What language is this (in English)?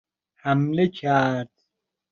Persian